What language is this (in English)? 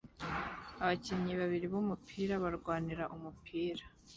Kinyarwanda